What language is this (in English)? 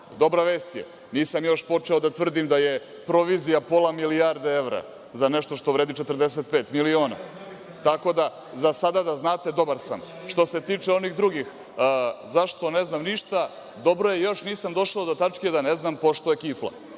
Serbian